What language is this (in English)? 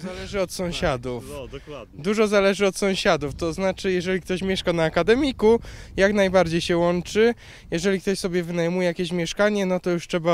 Polish